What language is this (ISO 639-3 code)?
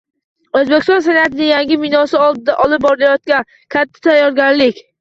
uzb